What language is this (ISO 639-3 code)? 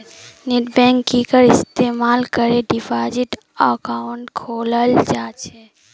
mag